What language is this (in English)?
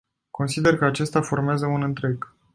Romanian